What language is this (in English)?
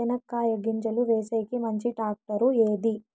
Telugu